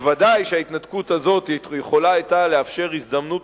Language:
Hebrew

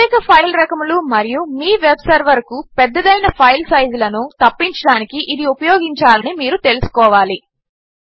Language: Telugu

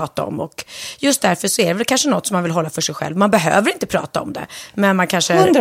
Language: Swedish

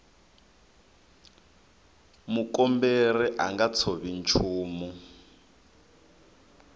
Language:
Tsonga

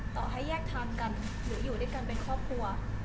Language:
Thai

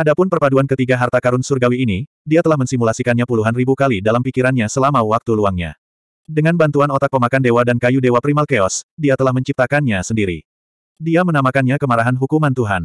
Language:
Indonesian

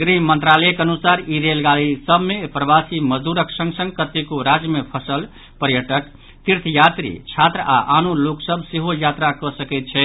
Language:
Maithili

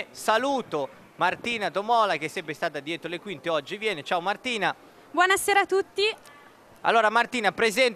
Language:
Italian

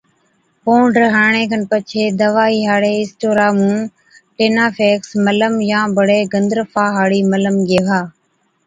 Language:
Od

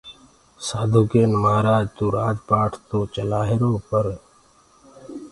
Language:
Gurgula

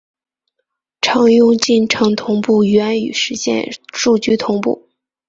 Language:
Chinese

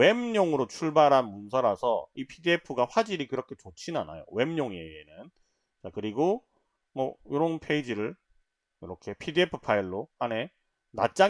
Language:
Korean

